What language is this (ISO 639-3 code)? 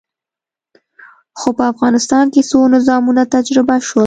pus